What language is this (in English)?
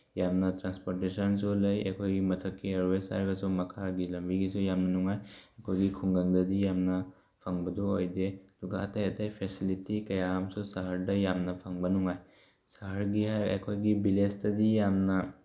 Manipuri